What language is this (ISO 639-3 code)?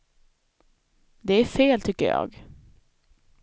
swe